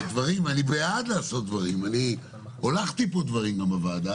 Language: Hebrew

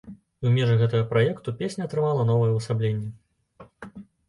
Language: Belarusian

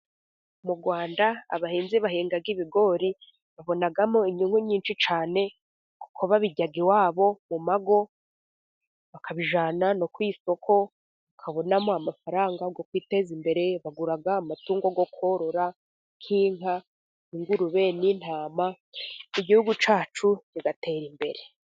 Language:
Kinyarwanda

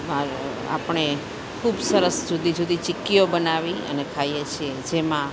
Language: Gujarati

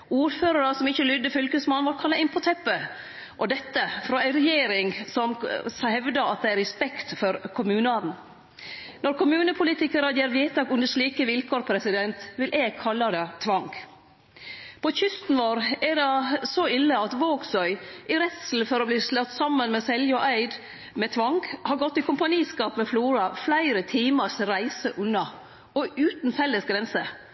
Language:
Norwegian Nynorsk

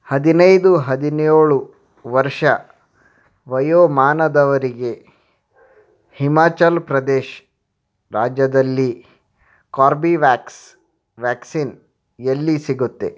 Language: Kannada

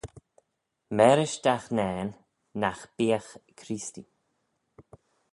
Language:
Manx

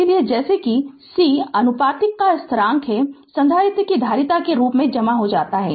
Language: Hindi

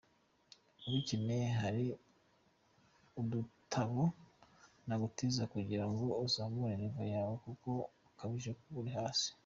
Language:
Kinyarwanda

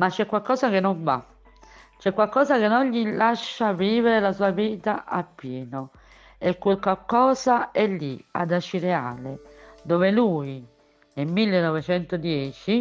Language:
Italian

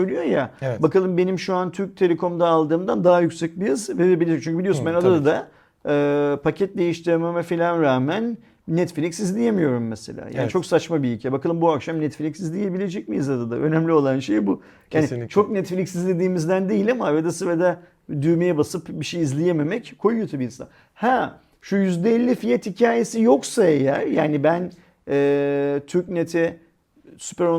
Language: Turkish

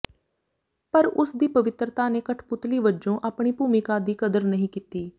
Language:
Punjabi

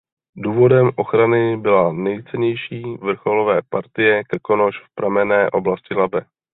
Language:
Czech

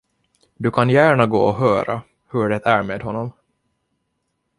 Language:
Swedish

